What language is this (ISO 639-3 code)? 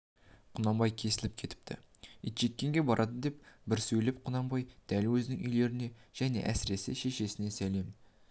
kaz